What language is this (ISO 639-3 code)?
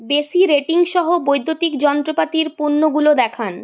ben